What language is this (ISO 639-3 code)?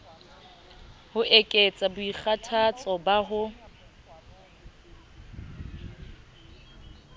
sot